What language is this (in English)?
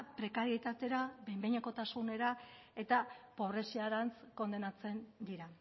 Basque